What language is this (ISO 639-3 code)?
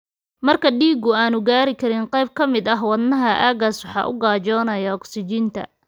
som